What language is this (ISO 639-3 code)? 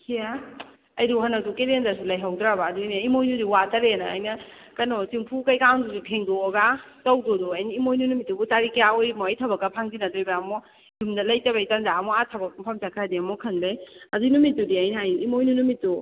mni